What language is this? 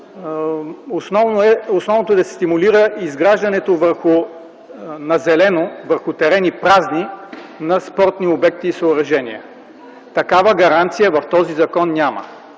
Bulgarian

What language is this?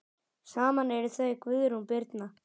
Icelandic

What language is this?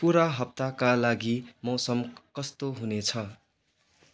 Nepali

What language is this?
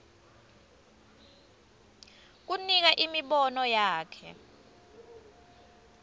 Swati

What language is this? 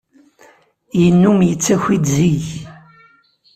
Kabyle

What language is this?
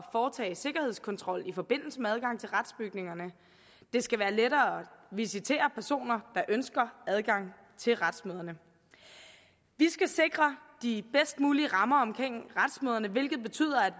Danish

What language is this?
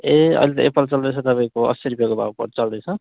Nepali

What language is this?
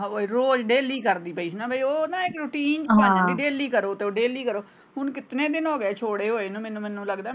Punjabi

